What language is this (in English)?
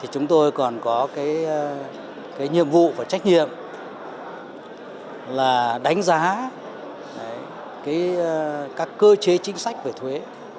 Vietnamese